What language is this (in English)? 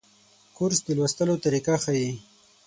Pashto